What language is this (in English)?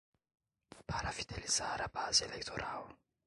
Portuguese